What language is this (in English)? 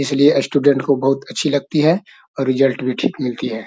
Magahi